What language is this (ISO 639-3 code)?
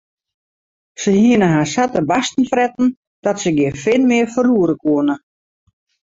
fry